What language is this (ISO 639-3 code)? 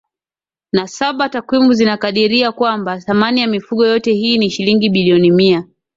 swa